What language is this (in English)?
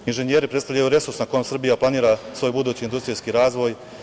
Serbian